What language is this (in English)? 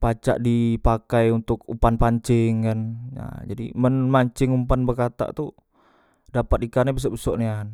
Musi